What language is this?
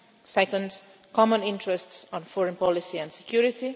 English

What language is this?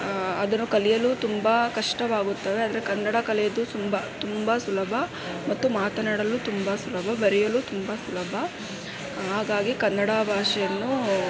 Kannada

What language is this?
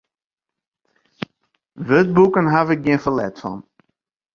Western Frisian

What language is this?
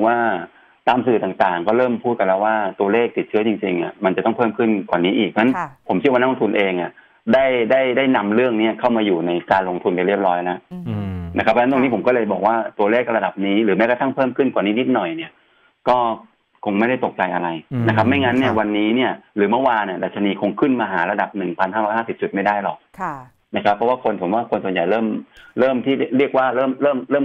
Thai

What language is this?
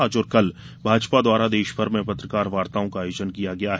Hindi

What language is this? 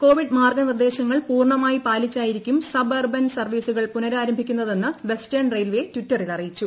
Malayalam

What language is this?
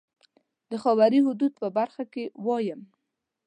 Pashto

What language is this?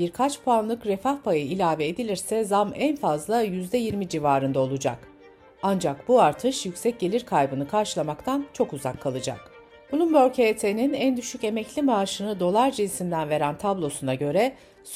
Turkish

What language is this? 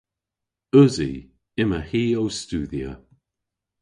Cornish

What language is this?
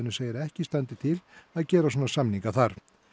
Icelandic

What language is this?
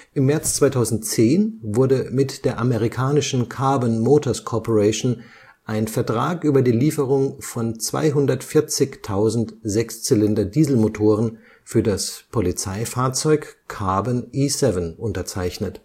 German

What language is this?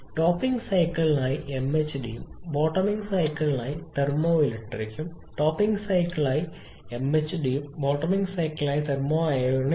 Malayalam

